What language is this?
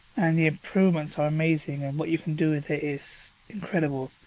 English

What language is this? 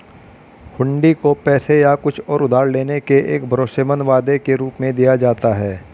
Hindi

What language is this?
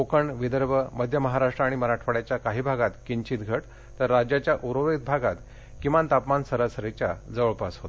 Marathi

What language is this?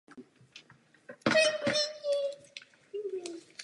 Czech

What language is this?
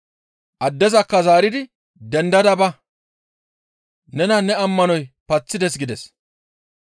Gamo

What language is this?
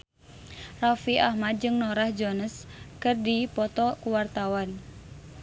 Sundanese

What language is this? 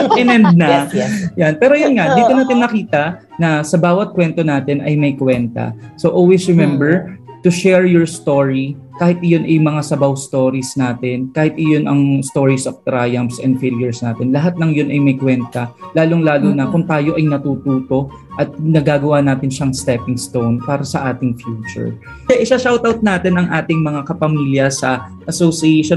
Filipino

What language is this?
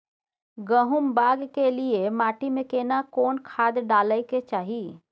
Maithili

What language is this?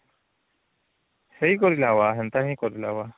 Odia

